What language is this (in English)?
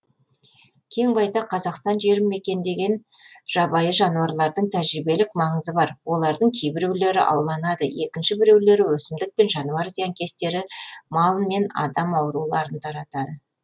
Kazakh